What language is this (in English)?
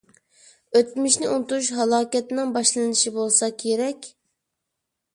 Uyghur